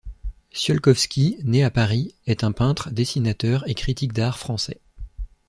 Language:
French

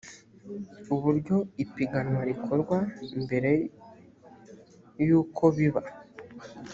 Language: Kinyarwanda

